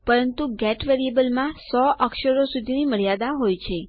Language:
Gujarati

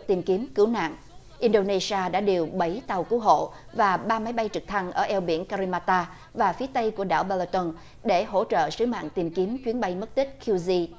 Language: Vietnamese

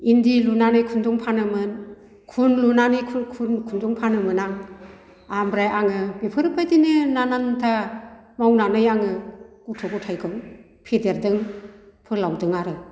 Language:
Bodo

